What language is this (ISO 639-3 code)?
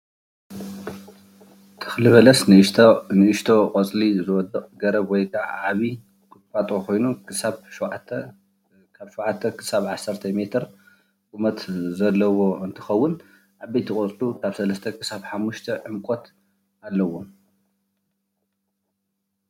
tir